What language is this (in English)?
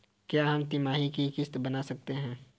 Hindi